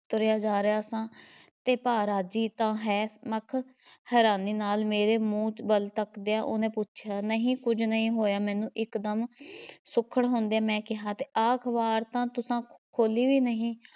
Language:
Punjabi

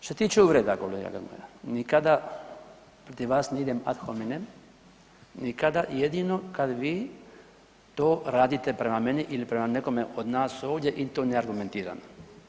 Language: Croatian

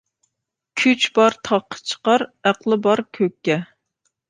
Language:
Uyghur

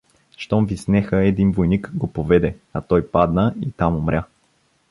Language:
Bulgarian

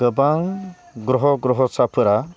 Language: Bodo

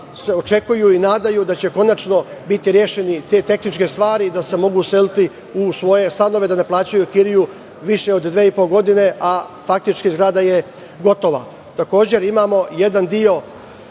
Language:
Serbian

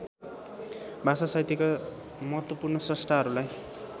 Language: Nepali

